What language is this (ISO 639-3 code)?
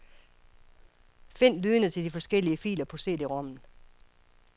dan